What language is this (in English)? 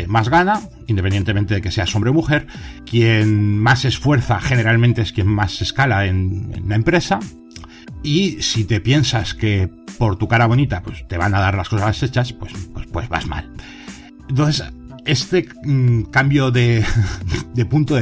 Spanish